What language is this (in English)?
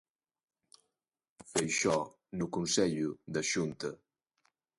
Galician